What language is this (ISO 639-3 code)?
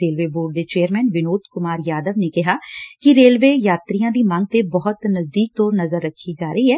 pan